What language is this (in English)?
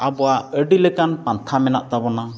Santali